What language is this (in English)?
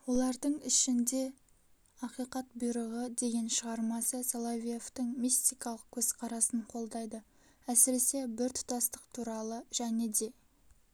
Kazakh